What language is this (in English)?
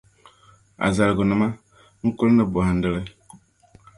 Dagbani